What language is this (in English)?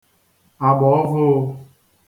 Igbo